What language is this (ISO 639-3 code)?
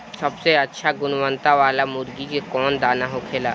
bho